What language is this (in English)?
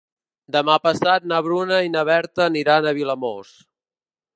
Catalan